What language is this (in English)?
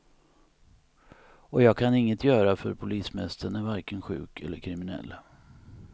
Swedish